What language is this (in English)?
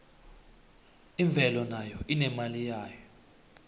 South Ndebele